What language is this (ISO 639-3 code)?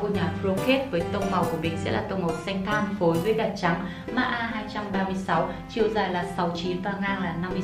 vie